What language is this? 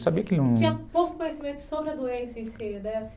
Portuguese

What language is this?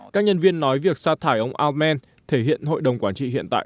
Vietnamese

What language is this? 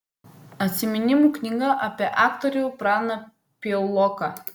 Lithuanian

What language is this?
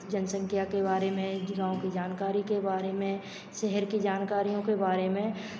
Hindi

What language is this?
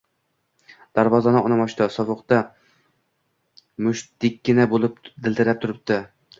Uzbek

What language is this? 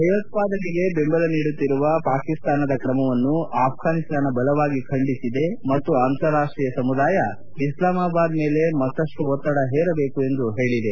Kannada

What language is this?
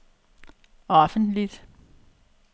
Danish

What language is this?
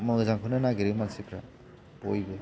Bodo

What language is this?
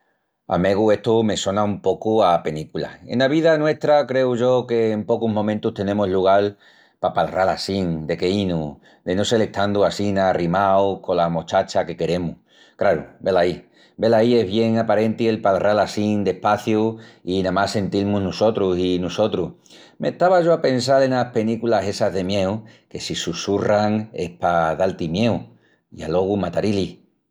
Extremaduran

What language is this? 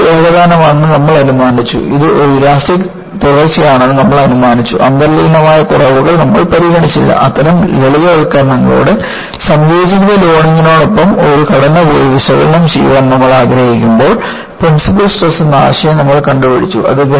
Malayalam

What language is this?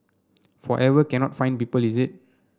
English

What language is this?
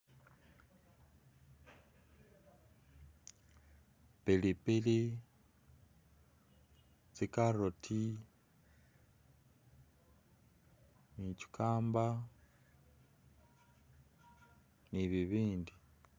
Masaaba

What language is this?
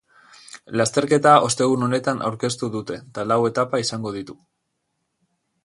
Basque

